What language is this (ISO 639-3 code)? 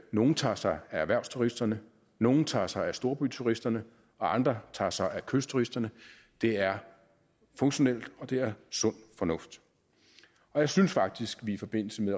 dan